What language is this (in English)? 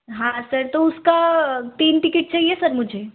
Hindi